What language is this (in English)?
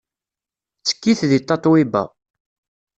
Kabyle